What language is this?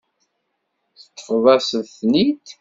Kabyle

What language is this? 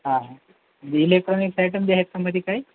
Marathi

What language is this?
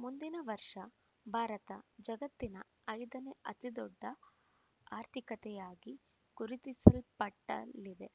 Kannada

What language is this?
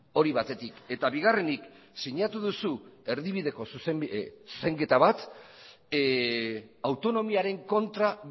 Basque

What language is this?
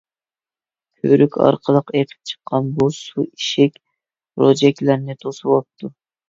Uyghur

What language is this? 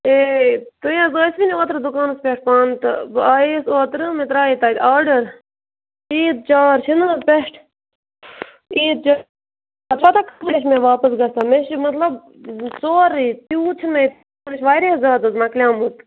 Kashmiri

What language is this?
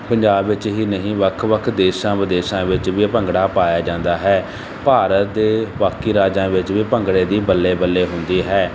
Punjabi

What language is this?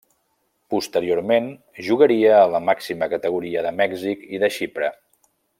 Catalan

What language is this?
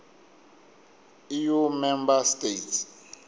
Tsonga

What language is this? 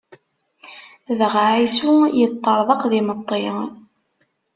Kabyle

